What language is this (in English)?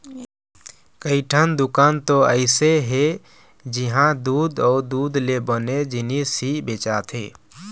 Chhattisgarhi